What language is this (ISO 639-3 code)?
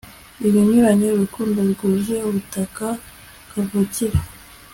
kin